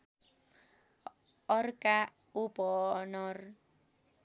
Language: Nepali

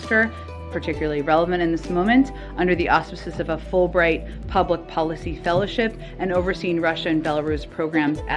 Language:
English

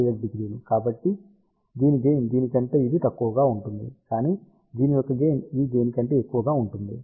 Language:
Telugu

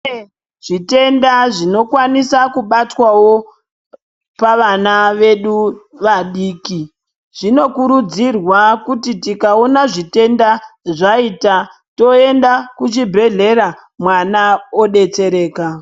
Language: Ndau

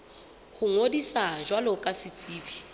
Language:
Southern Sotho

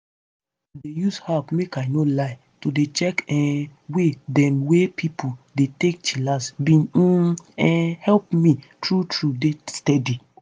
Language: Nigerian Pidgin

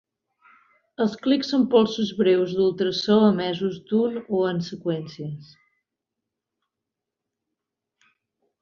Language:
Catalan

